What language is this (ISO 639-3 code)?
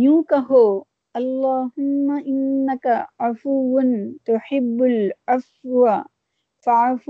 urd